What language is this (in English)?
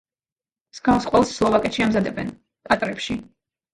Georgian